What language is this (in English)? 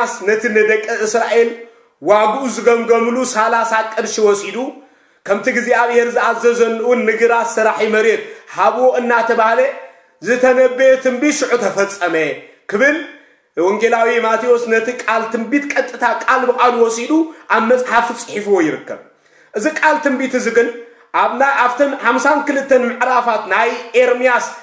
Arabic